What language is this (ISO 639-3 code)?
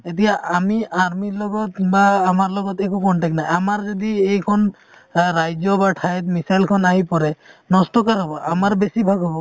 asm